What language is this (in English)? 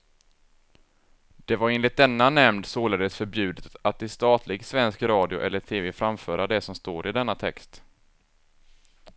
Swedish